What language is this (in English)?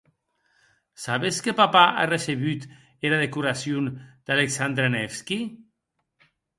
Occitan